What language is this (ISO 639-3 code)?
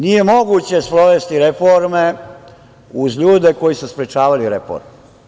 srp